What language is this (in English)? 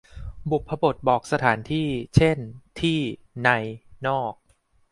Thai